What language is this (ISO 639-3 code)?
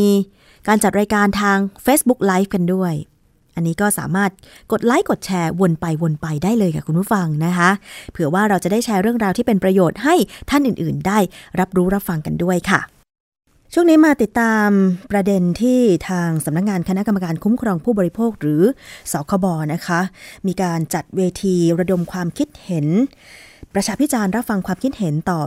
tha